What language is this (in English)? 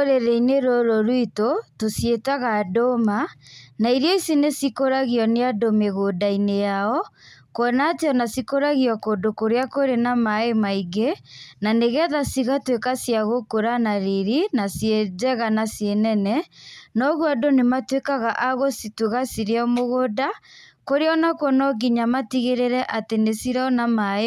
Kikuyu